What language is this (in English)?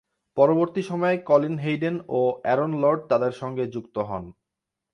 Bangla